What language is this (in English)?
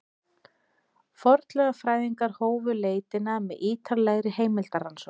Icelandic